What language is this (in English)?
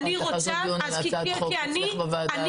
Hebrew